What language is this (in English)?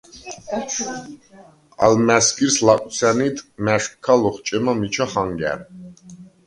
Svan